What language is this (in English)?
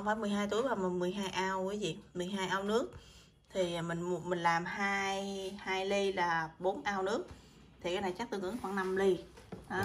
Vietnamese